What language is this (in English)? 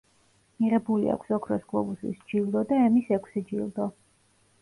Georgian